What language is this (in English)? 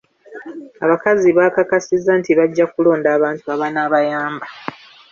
Ganda